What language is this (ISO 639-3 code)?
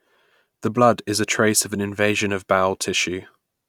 eng